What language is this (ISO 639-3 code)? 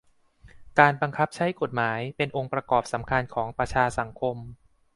tha